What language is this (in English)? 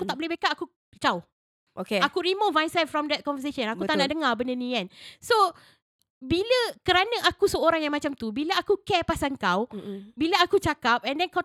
Malay